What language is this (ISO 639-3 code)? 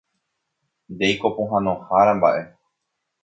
grn